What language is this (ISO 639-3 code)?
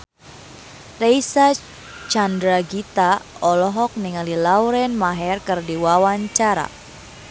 sun